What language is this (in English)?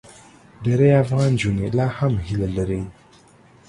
Pashto